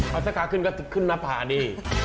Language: Thai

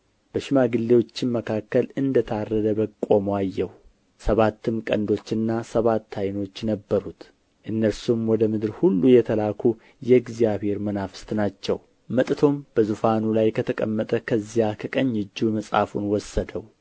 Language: Amharic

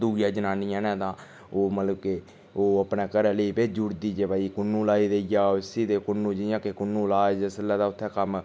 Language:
Dogri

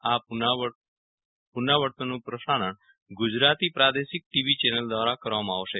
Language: Gujarati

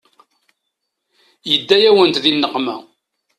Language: Kabyle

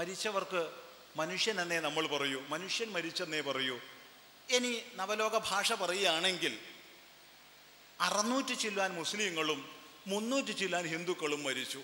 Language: Malayalam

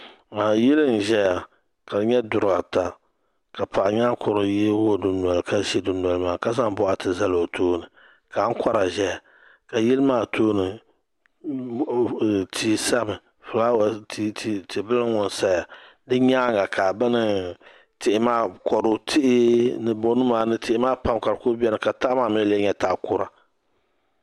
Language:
Dagbani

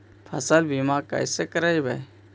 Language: Magahi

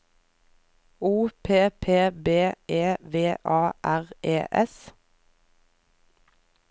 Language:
Norwegian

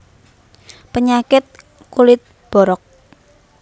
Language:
Javanese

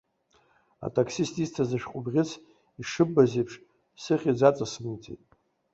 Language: Abkhazian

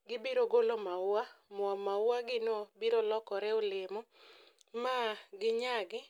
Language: Luo (Kenya and Tanzania)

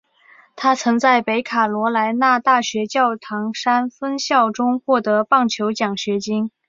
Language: Chinese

